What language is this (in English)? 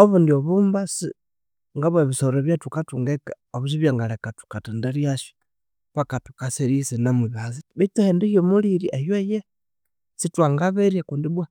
Konzo